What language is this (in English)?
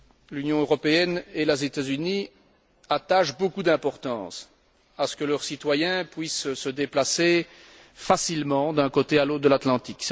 French